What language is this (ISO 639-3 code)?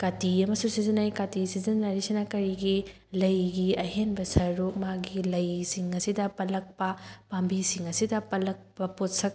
mni